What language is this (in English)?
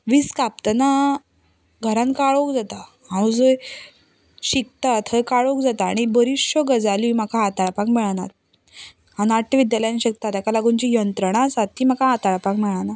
Konkani